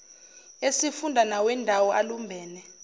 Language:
Zulu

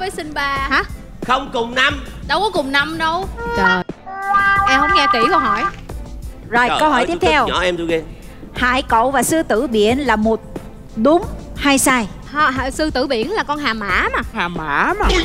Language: Vietnamese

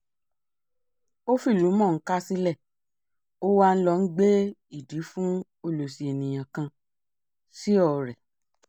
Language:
Yoruba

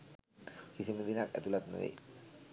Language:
Sinhala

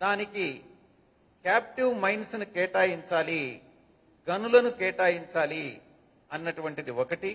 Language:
Telugu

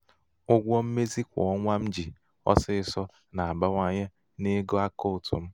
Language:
Igbo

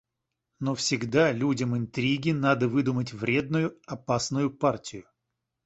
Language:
Russian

